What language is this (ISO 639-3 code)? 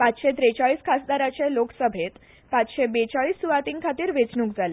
kok